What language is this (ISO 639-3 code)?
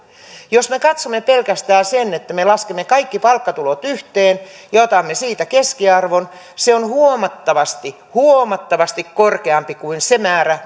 fin